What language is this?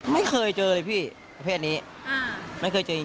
Thai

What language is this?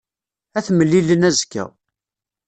Kabyle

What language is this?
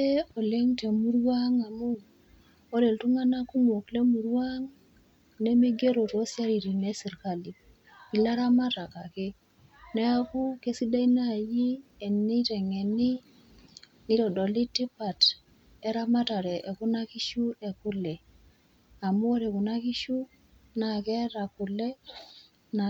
Masai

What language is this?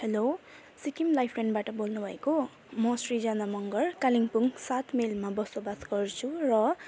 Nepali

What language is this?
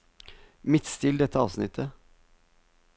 Norwegian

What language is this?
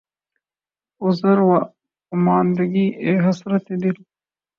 Urdu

